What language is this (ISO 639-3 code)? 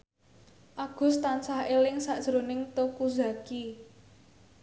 jav